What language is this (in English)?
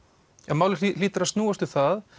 Icelandic